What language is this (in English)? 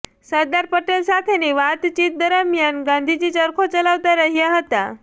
Gujarati